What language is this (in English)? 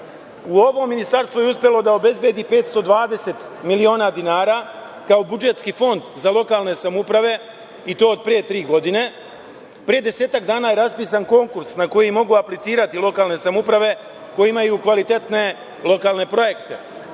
Serbian